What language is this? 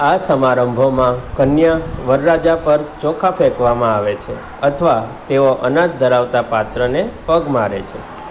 Gujarati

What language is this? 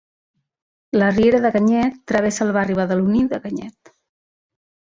Catalan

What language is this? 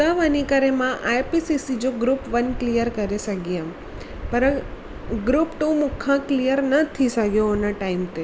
Sindhi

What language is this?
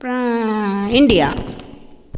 Tamil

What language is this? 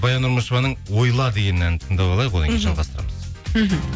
Kazakh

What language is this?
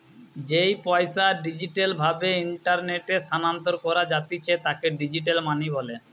Bangla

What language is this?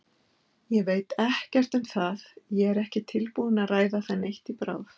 Icelandic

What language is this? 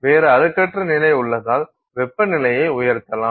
Tamil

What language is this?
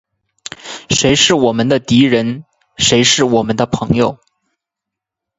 Chinese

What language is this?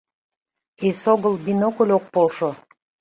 Mari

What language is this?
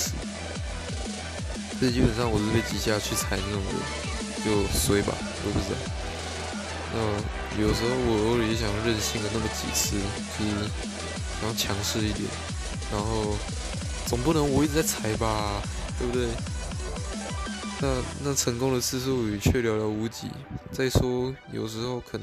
Chinese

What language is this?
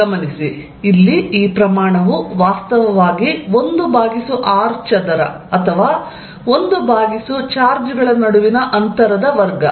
Kannada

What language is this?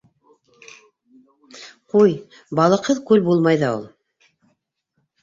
Bashkir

